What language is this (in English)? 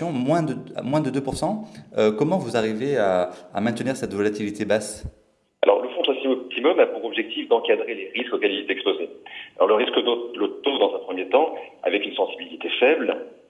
French